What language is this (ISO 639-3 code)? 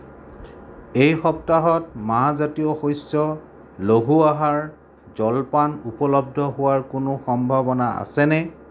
asm